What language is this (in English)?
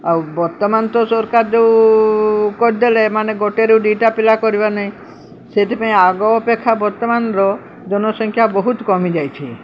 Odia